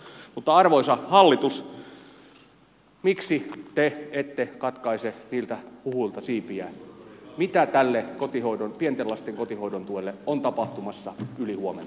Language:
Finnish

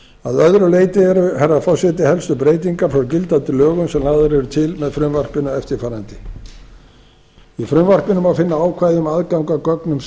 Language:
Icelandic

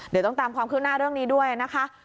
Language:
Thai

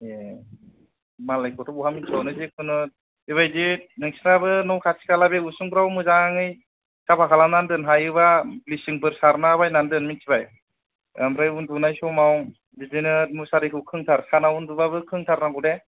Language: Bodo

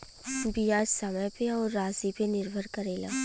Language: Bhojpuri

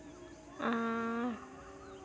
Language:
Santali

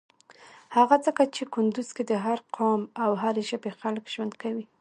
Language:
Pashto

